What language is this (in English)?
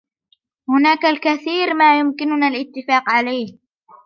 Arabic